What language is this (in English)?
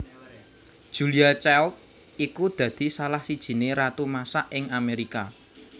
Javanese